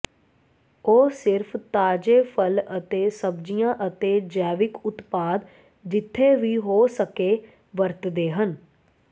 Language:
Punjabi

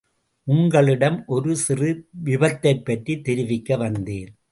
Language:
Tamil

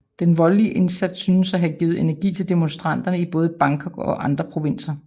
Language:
Danish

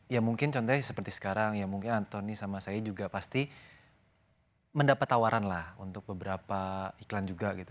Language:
Indonesian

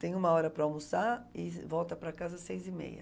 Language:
Portuguese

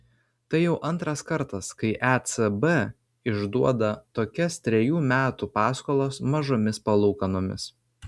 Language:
Lithuanian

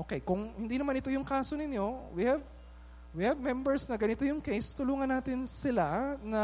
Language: Filipino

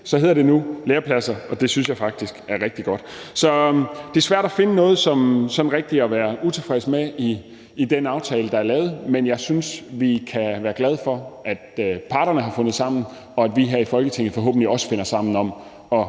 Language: Danish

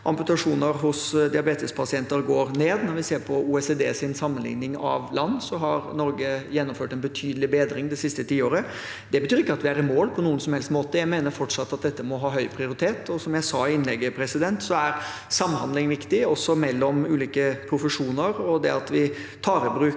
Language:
Norwegian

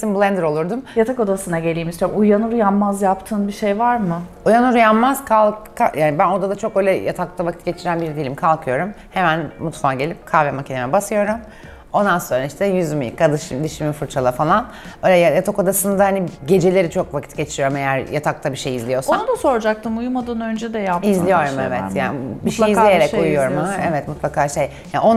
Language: Turkish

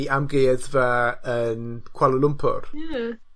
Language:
Welsh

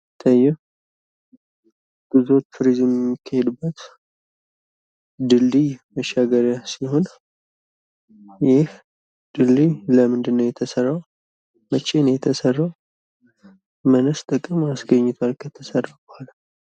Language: Amharic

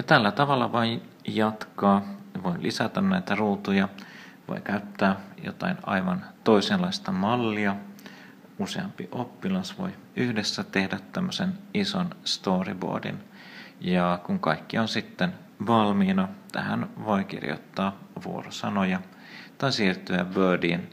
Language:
Finnish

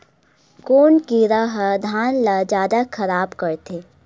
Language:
Chhattisgarhi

